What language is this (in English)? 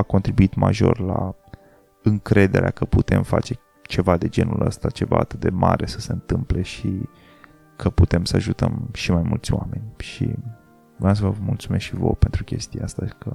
Romanian